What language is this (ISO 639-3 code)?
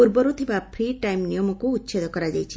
ori